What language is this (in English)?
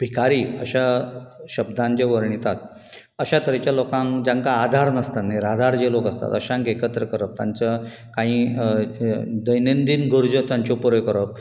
Konkani